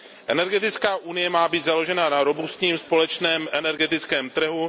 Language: Czech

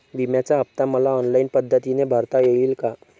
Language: Marathi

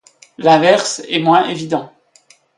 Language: French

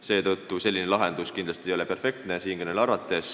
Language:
Estonian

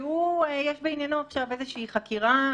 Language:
Hebrew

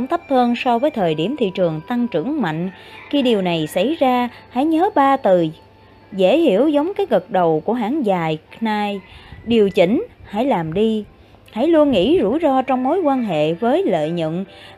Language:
Vietnamese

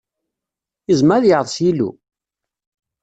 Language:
Kabyle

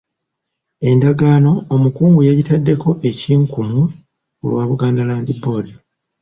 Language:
Ganda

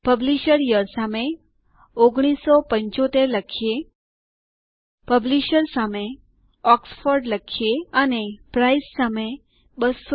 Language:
Gujarati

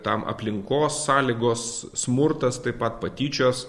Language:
Lithuanian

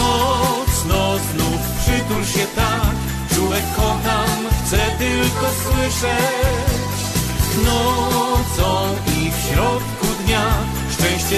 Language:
Polish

